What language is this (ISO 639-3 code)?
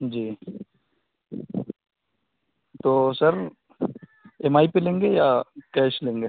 urd